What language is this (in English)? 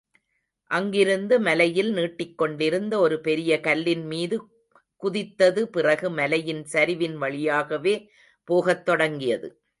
Tamil